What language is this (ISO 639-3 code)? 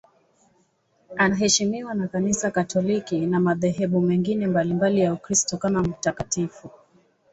swa